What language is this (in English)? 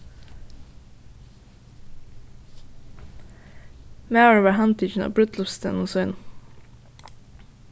Faroese